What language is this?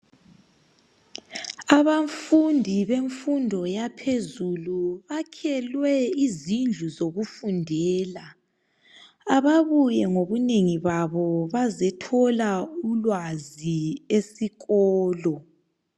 North Ndebele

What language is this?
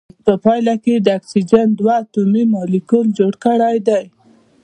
Pashto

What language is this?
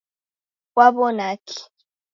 Taita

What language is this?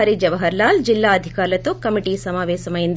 Telugu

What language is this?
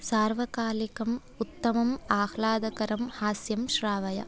Sanskrit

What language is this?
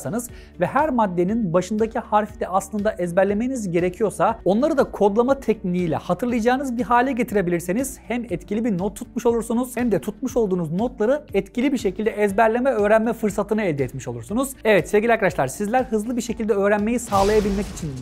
Turkish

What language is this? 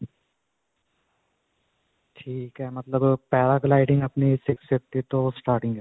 Punjabi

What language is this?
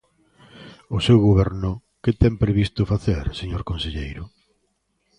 Galician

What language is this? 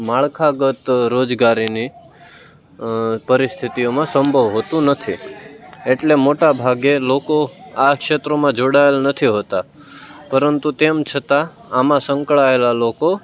Gujarati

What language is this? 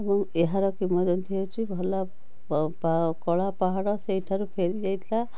Odia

